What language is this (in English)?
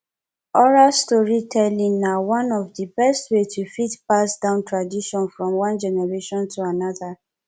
Nigerian Pidgin